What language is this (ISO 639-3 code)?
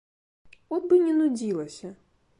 bel